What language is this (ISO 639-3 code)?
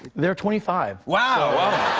eng